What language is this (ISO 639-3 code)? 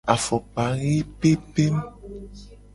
gej